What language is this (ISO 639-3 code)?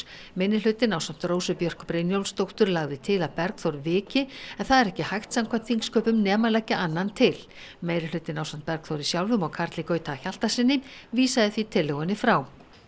isl